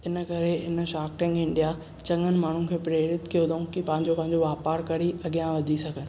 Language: Sindhi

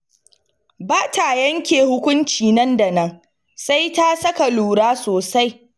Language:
Hausa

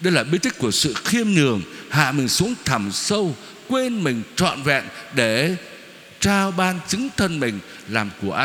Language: Vietnamese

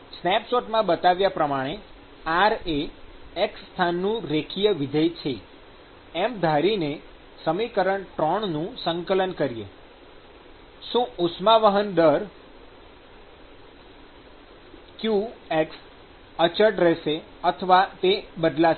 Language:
Gujarati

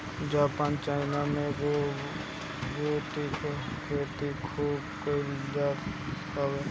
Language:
Bhojpuri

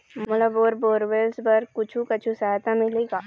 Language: Chhattisgarhi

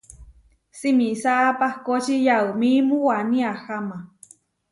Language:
Huarijio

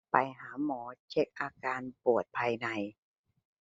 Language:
Thai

